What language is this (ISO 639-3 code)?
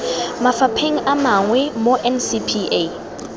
tsn